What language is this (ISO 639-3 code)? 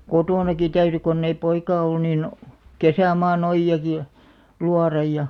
fin